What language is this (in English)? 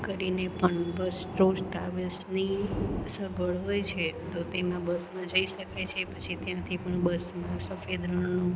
Gujarati